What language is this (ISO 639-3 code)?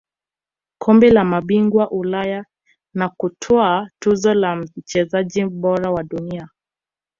swa